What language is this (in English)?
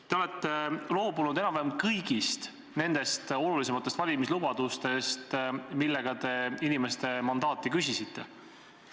Estonian